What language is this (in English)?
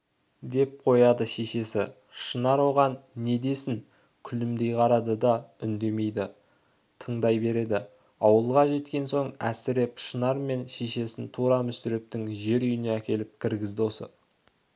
Kazakh